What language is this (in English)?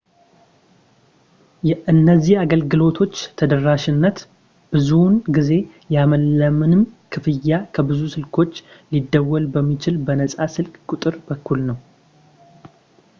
Amharic